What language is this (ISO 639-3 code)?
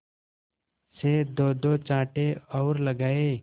hin